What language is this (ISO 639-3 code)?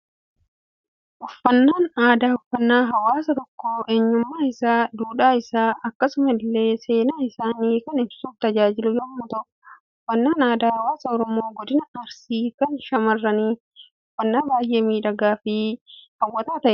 orm